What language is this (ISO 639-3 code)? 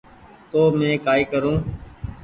gig